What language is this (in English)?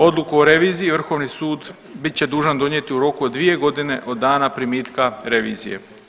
Croatian